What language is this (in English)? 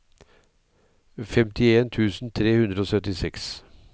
Norwegian